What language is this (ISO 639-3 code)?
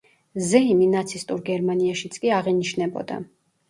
kat